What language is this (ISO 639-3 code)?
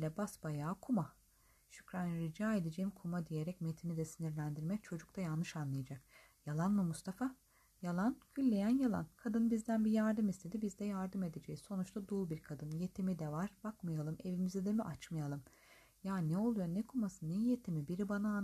tur